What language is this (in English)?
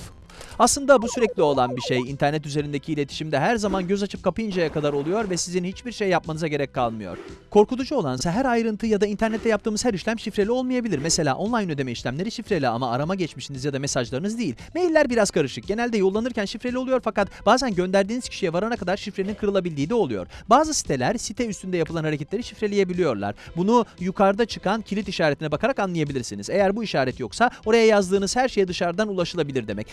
Turkish